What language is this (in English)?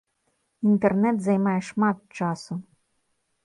Belarusian